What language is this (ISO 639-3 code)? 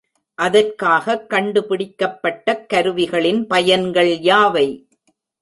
tam